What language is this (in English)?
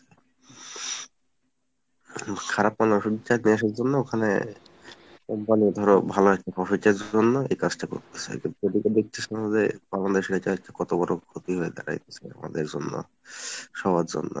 Bangla